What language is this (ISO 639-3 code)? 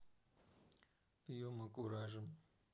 rus